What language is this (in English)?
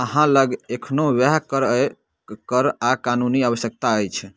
Maithili